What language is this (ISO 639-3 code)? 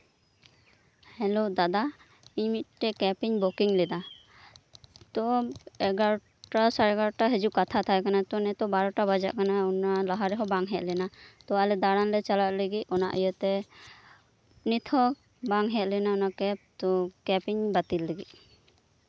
sat